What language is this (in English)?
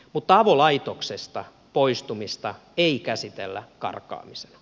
Finnish